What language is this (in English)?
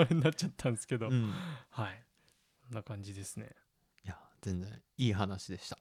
Japanese